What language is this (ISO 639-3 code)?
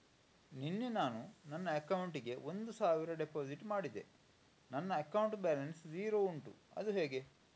kan